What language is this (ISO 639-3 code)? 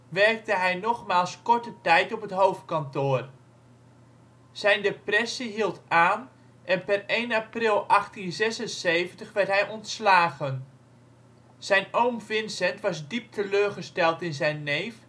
nld